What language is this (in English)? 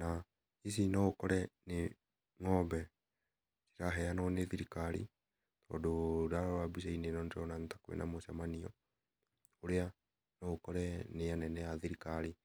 Kikuyu